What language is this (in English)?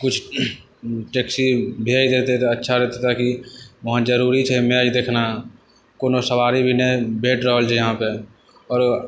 Maithili